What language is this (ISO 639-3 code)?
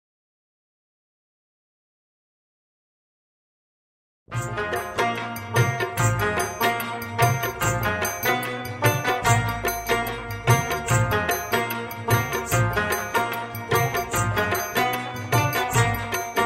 ron